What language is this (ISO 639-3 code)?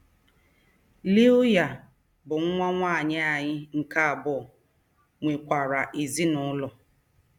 ibo